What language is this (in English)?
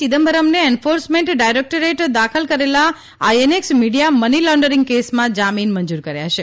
Gujarati